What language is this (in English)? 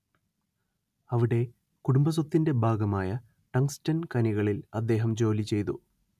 Malayalam